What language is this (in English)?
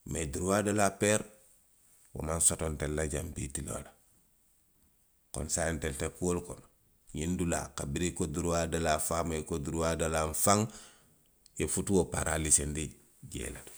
Western Maninkakan